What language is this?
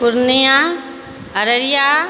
Maithili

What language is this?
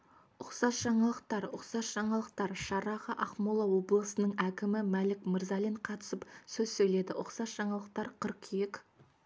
Kazakh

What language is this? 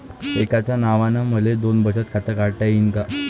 Marathi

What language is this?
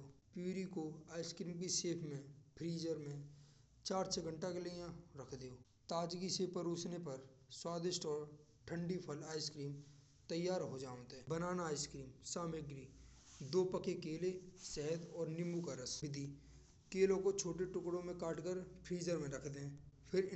Braj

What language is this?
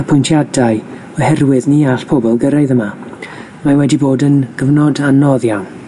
Welsh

